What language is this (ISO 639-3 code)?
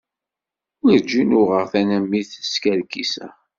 kab